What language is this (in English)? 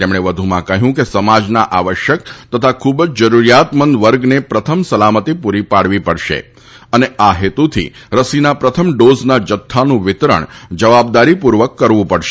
Gujarati